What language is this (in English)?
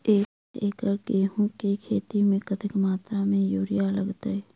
Maithili